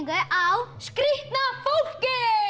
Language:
Icelandic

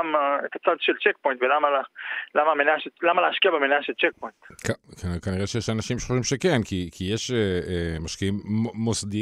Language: Hebrew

